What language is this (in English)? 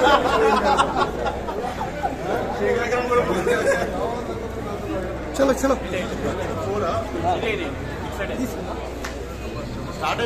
Arabic